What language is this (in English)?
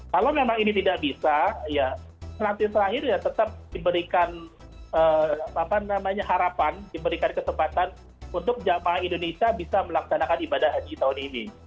Indonesian